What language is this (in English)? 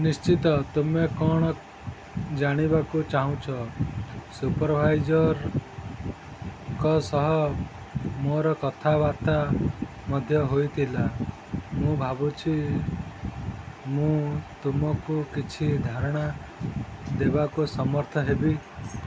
Odia